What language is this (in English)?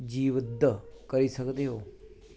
Dogri